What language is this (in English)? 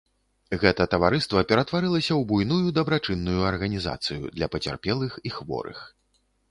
Belarusian